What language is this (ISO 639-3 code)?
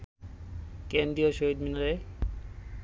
ben